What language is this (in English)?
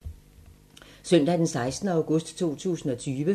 Danish